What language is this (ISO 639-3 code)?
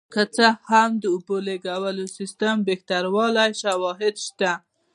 pus